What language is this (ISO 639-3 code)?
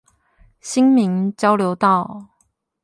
zho